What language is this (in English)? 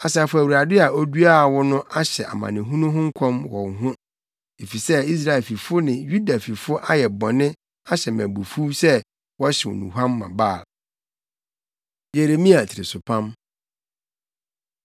Akan